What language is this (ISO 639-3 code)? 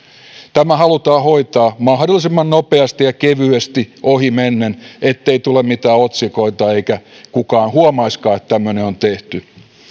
fin